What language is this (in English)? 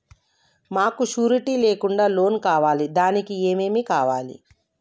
Telugu